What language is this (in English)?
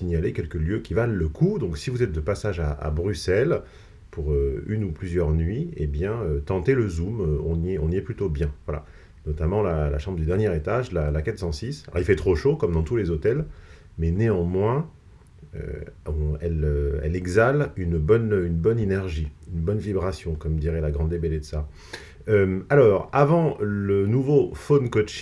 French